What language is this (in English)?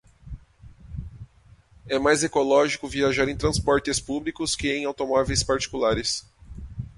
Portuguese